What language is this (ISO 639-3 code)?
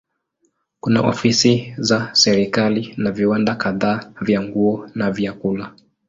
swa